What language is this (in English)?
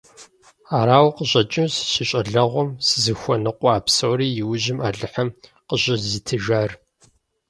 Kabardian